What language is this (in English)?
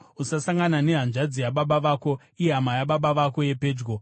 Shona